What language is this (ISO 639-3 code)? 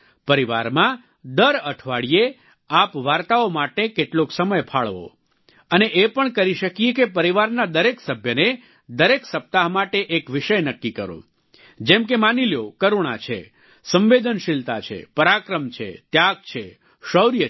guj